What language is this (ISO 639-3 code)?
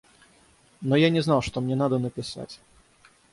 rus